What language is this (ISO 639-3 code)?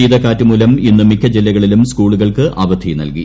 mal